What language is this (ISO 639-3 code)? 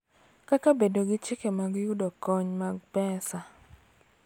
luo